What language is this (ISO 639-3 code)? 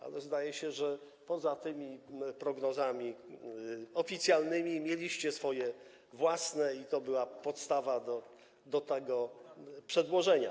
pol